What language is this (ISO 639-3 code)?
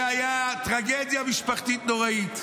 heb